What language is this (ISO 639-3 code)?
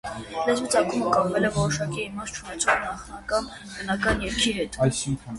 hye